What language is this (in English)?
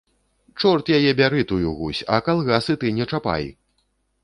Belarusian